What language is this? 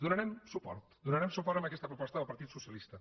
Catalan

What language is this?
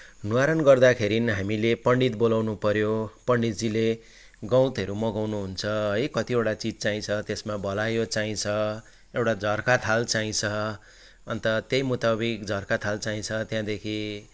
Nepali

